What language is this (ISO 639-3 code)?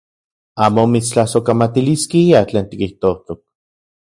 ncx